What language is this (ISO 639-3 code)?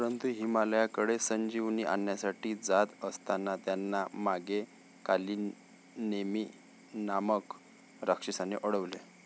mar